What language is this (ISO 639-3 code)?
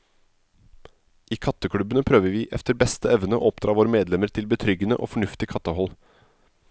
nor